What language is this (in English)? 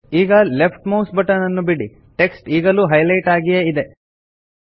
Kannada